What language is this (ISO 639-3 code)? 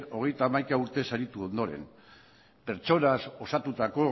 eus